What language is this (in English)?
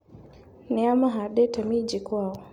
Kikuyu